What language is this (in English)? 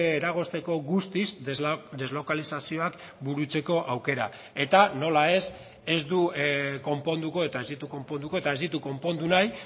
Basque